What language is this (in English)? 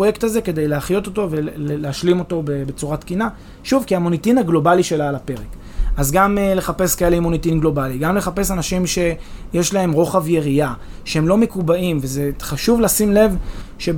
Hebrew